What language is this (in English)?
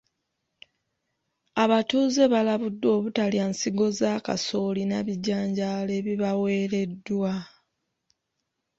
Ganda